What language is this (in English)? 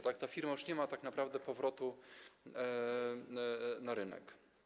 Polish